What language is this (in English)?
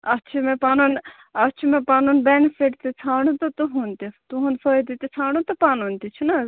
Kashmiri